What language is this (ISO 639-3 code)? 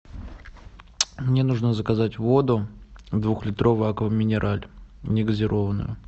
rus